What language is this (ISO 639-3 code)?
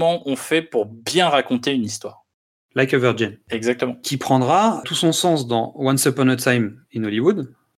fra